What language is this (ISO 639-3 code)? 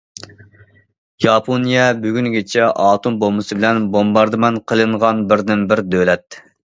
uig